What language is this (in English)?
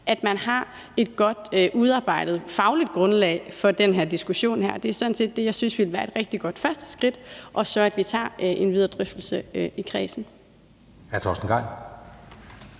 Danish